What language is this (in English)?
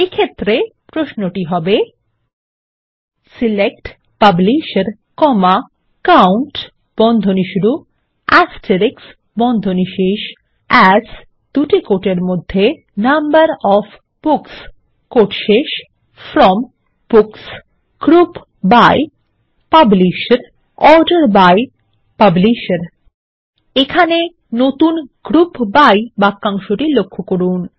Bangla